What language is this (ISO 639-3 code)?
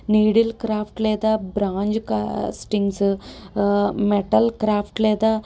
tel